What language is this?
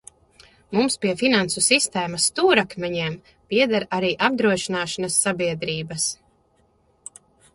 Latvian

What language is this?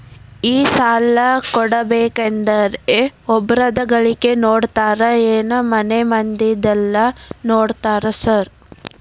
Kannada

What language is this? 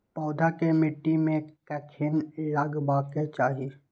Maithili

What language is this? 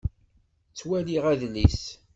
Kabyle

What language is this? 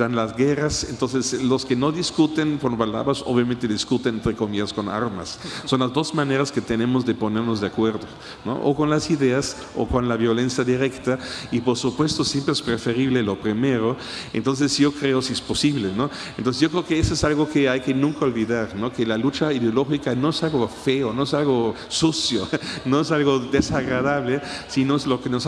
Spanish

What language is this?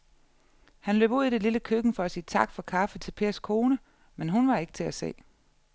Danish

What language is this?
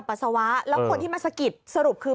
Thai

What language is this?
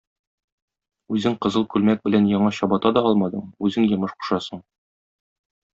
Tatar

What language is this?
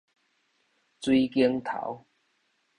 Min Nan Chinese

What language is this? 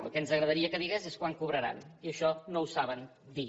Catalan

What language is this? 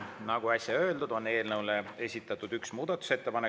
Estonian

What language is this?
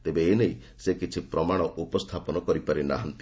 Odia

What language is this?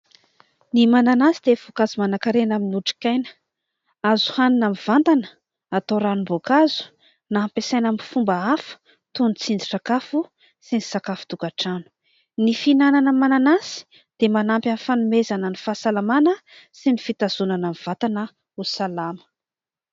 Malagasy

